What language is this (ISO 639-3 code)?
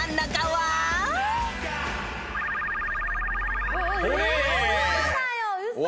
jpn